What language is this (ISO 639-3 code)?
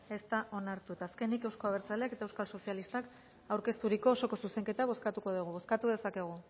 eus